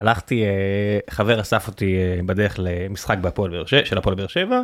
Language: Hebrew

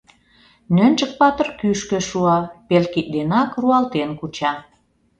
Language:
Mari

